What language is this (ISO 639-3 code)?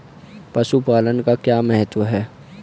hin